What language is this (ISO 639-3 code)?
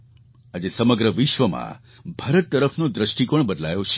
guj